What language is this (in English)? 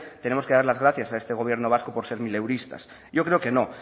Spanish